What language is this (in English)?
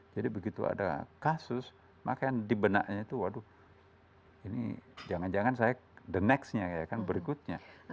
Indonesian